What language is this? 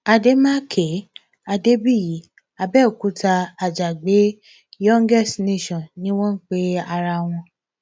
Yoruba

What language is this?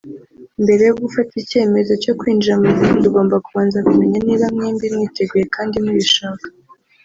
Kinyarwanda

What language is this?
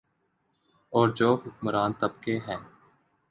Urdu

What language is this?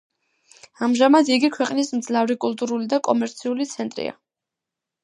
Georgian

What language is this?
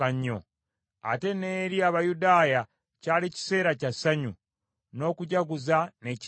Ganda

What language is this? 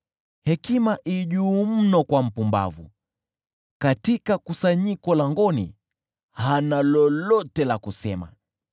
Swahili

